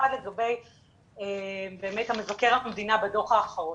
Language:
Hebrew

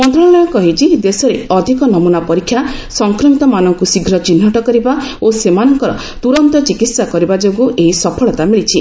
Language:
Odia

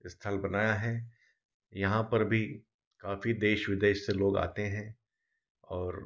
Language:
Hindi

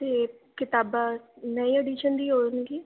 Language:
Punjabi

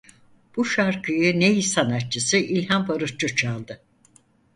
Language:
Turkish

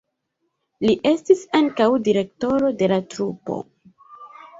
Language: Esperanto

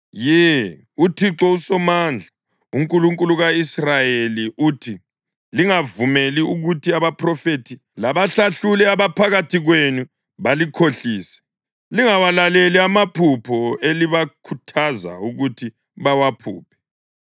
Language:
North Ndebele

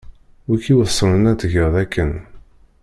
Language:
Kabyle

